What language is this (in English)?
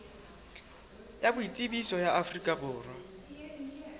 Southern Sotho